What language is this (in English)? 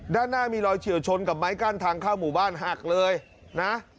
Thai